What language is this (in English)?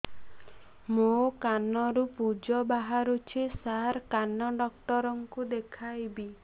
Odia